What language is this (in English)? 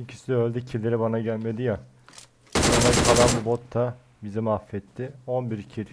Turkish